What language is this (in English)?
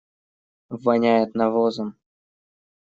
Russian